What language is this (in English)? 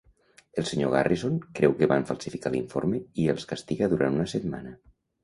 Catalan